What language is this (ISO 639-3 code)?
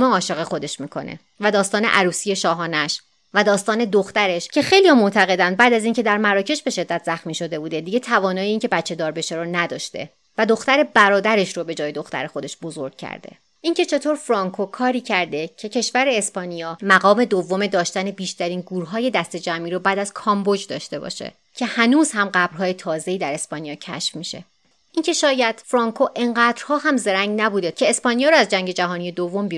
fas